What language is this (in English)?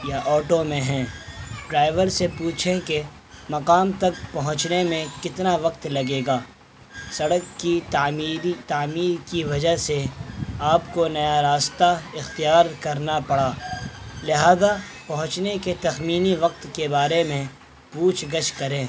Urdu